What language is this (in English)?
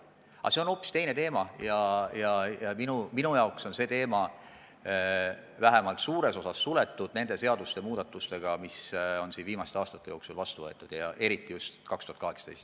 Estonian